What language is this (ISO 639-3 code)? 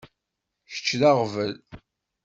kab